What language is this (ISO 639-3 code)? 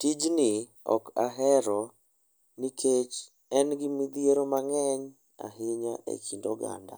luo